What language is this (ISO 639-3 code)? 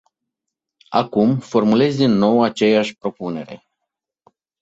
ron